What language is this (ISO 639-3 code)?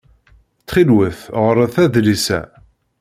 kab